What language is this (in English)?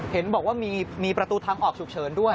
Thai